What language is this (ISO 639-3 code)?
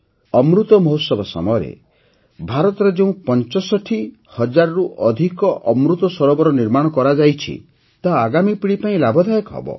ori